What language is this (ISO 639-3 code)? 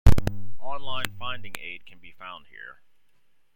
eng